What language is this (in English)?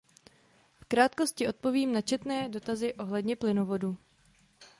Czech